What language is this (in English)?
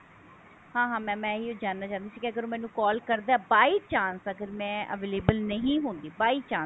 Punjabi